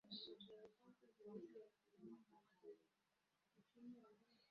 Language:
Swahili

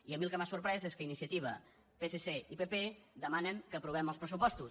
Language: Catalan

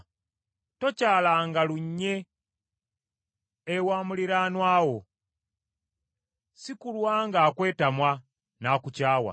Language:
Ganda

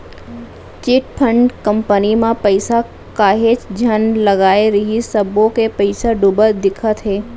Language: Chhattisgarhi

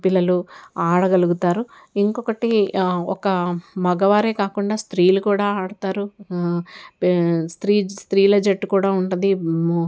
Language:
Telugu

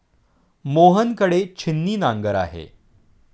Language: Marathi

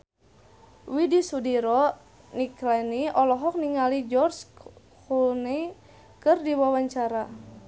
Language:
Sundanese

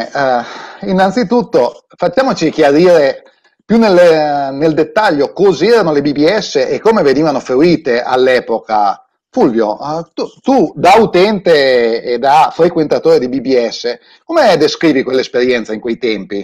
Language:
Italian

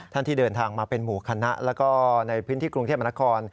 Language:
Thai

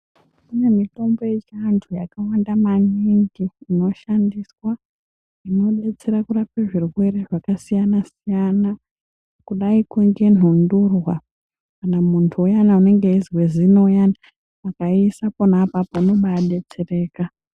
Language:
Ndau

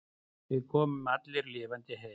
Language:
Icelandic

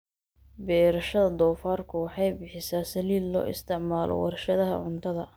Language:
Somali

